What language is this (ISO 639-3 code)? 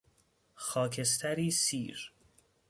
fas